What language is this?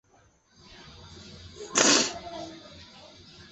Chinese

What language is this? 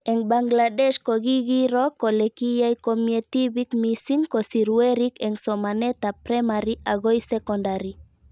Kalenjin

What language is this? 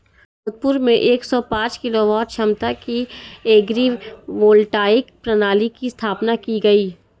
Hindi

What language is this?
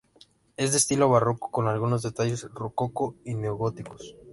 Spanish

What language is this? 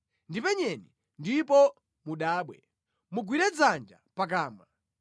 Nyanja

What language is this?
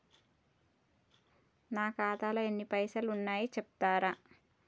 Telugu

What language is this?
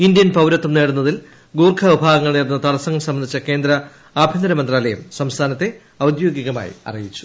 Malayalam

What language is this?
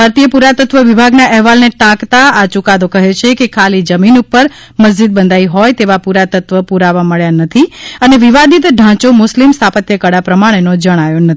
Gujarati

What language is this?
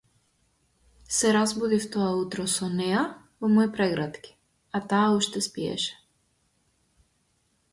Macedonian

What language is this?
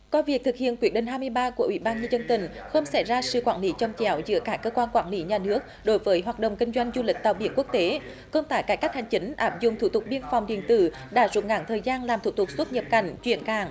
Vietnamese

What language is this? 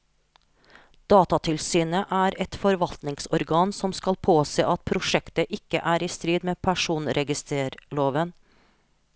Norwegian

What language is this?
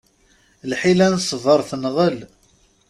Kabyle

